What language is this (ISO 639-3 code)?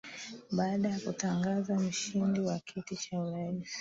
swa